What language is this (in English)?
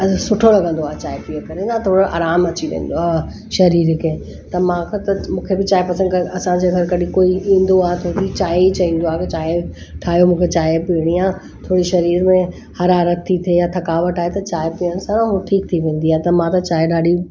Sindhi